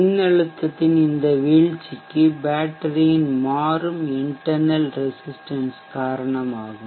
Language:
Tamil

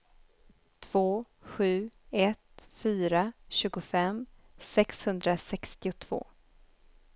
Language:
Swedish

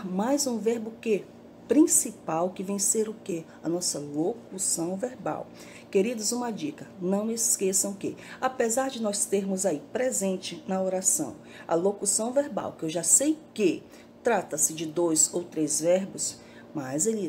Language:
Portuguese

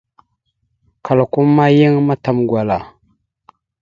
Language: Mada (Cameroon)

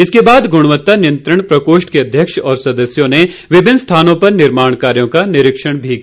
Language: Hindi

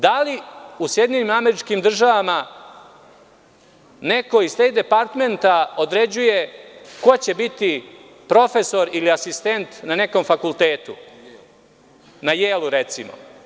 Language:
Serbian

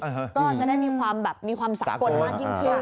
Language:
Thai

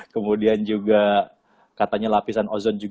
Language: Indonesian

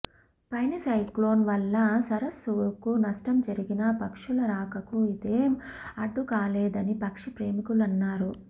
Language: Telugu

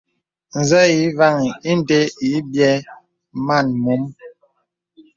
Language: Bebele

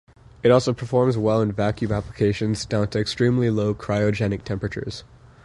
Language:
English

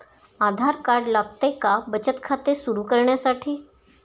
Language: Marathi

